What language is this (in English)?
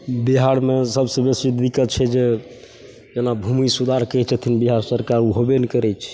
Maithili